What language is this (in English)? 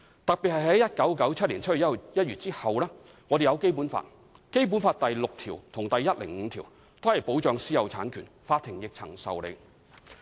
Cantonese